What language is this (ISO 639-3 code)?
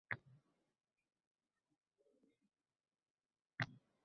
uzb